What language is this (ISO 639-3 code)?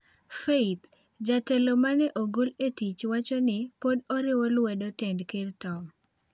luo